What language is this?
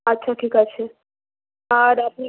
Bangla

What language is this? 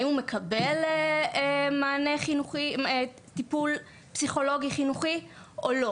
Hebrew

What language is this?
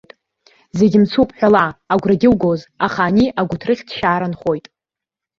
Abkhazian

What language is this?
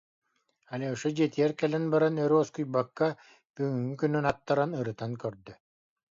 Yakut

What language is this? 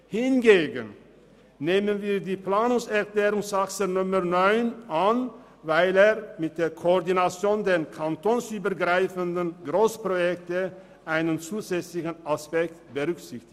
Swiss German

